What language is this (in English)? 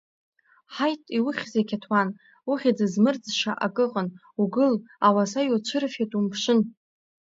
Abkhazian